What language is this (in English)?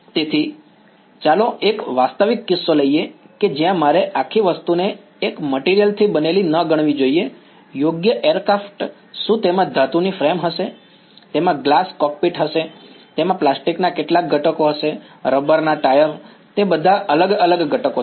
Gujarati